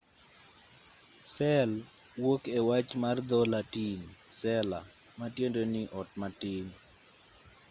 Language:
Luo (Kenya and Tanzania)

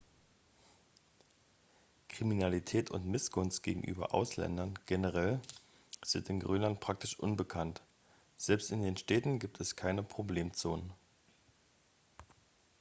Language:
German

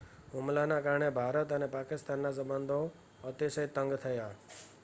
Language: Gujarati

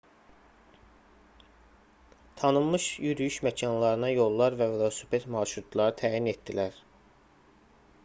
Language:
Azerbaijani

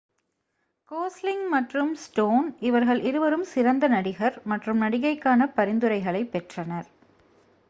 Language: Tamil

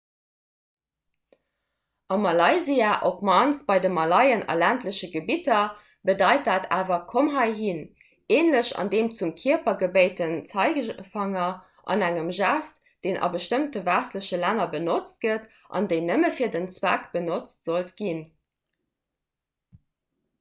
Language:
Luxembourgish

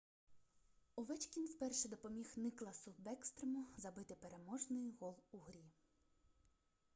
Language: Ukrainian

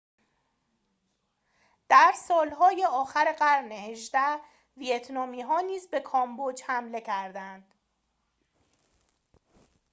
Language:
Persian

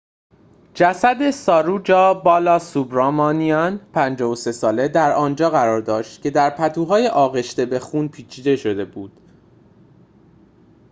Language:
Persian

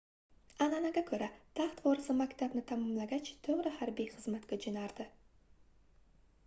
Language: Uzbek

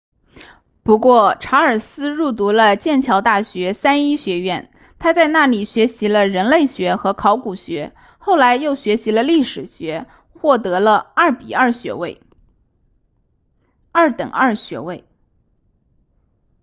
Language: Chinese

